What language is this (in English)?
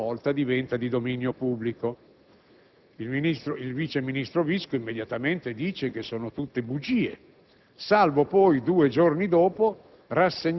Italian